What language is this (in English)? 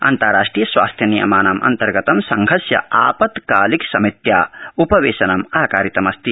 Sanskrit